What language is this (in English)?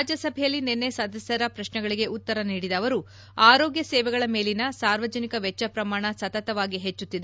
Kannada